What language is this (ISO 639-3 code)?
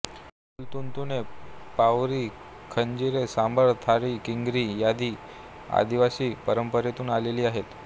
mar